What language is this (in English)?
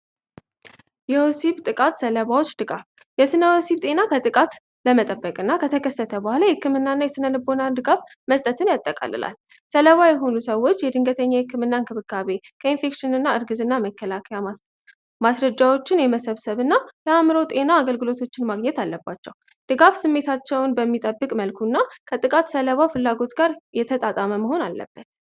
Amharic